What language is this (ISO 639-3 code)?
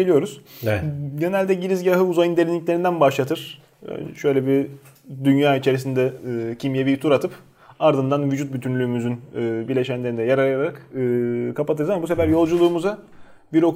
tur